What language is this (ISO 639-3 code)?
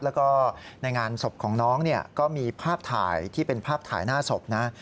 tha